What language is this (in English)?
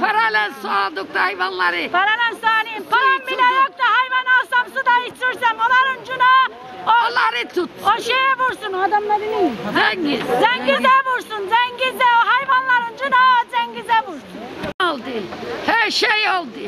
Turkish